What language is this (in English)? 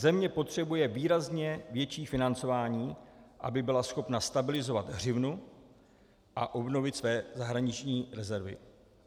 Czech